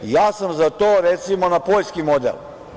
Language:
Serbian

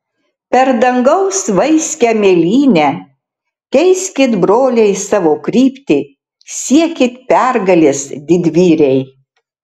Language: Lithuanian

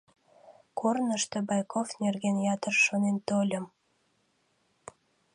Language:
Mari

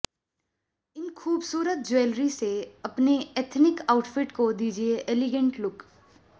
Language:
Hindi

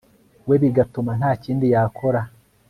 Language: Kinyarwanda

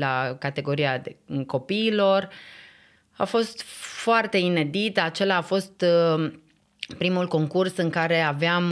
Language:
Romanian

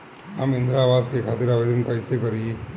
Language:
Bhojpuri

